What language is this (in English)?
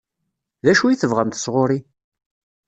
Kabyle